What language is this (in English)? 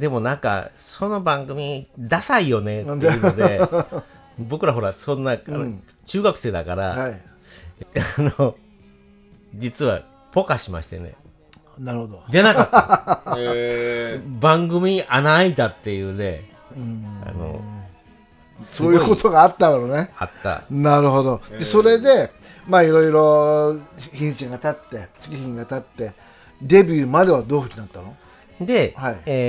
Japanese